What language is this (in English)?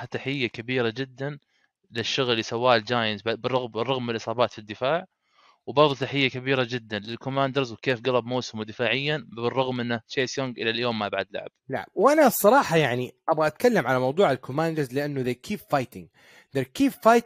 Arabic